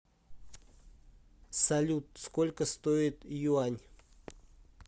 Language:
Russian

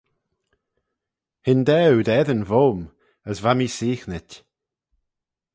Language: Manx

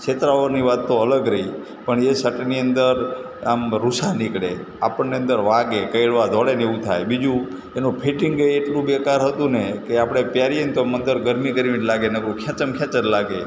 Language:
Gujarati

